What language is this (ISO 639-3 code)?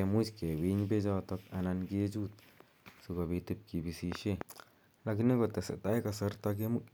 kln